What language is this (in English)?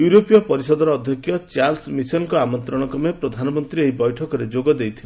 Odia